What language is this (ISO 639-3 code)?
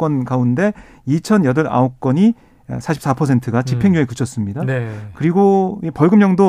kor